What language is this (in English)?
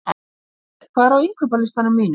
Icelandic